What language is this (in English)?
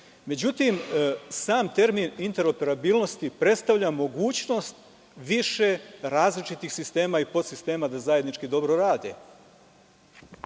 Serbian